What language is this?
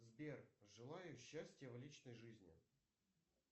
Russian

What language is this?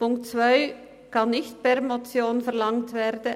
Swiss German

